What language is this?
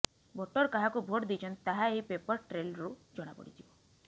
Odia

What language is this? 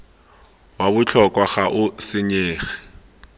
Tswana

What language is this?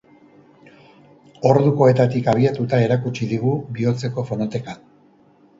Basque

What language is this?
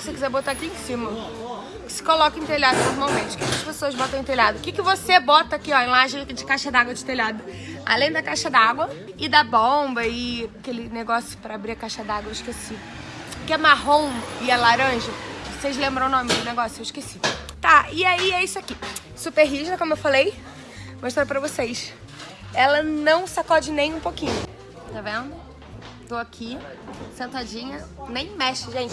Portuguese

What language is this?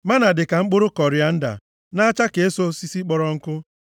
Igbo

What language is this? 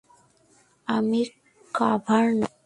Bangla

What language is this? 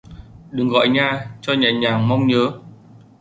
Vietnamese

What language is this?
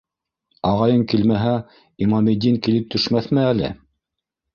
Bashkir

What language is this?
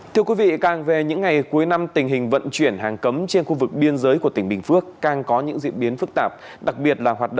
Vietnamese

